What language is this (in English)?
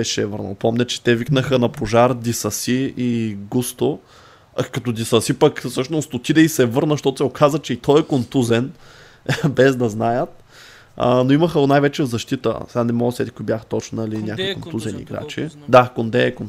Bulgarian